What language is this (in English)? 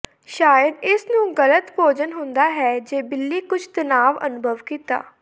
Punjabi